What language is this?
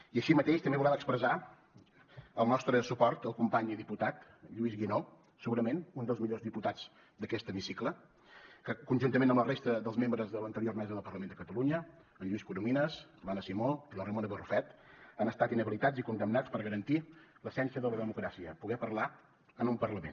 Catalan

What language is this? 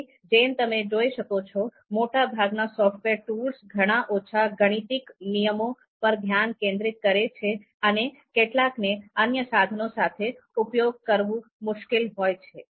Gujarati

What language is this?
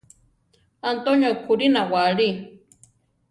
Central Tarahumara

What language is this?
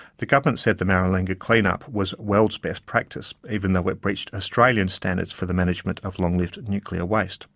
English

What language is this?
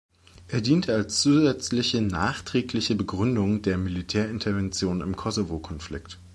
German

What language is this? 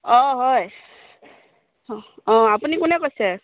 Assamese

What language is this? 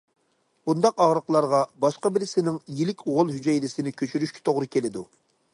Uyghur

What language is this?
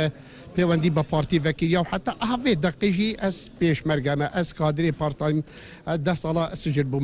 Arabic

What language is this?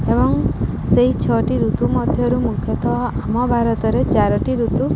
Odia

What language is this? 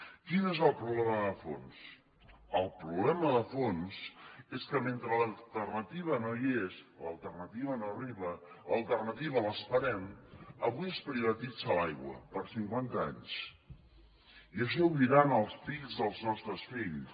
Catalan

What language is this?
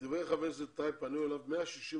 Hebrew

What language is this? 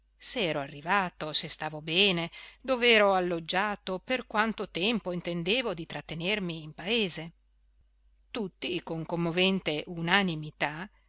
Italian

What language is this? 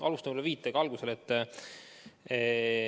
Estonian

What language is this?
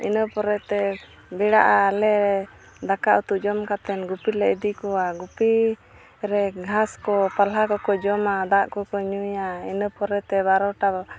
Santali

